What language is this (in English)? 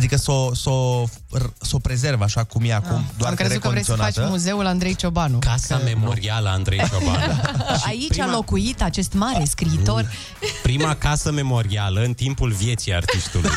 Romanian